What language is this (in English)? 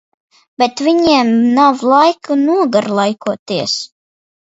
Latvian